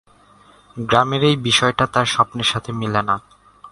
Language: Bangla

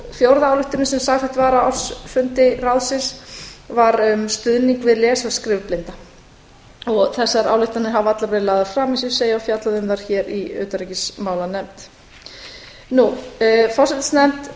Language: Icelandic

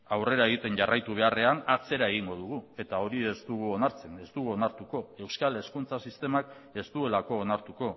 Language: Basque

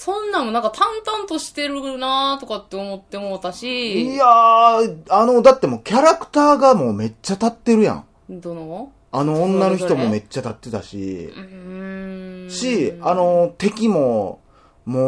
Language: Japanese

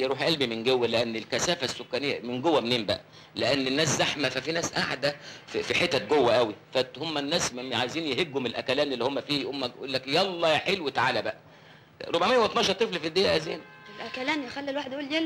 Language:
Arabic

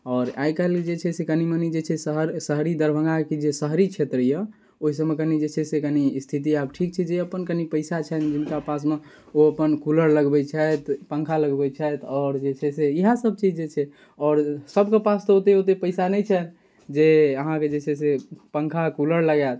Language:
Maithili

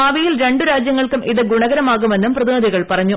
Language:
Malayalam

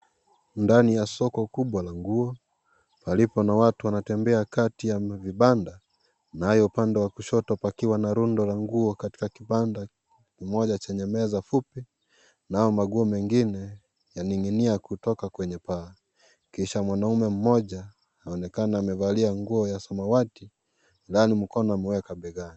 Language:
Swahili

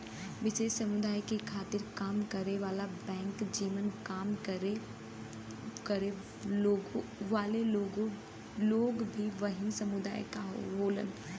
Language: Bhojpuri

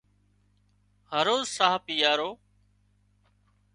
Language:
Wadiyara Koli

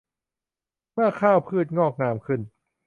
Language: Thai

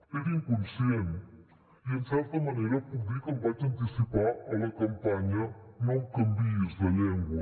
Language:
Catalan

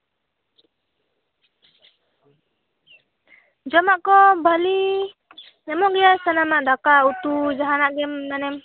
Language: Santali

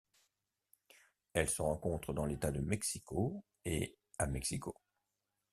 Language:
French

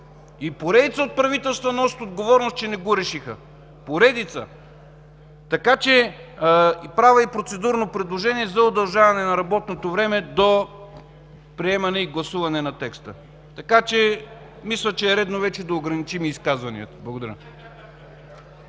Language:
Bulgarian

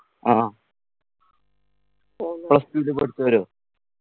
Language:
Malayalam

